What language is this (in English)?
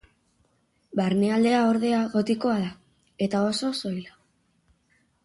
Basque